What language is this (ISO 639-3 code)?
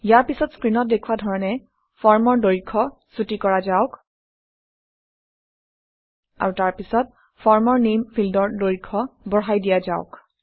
asm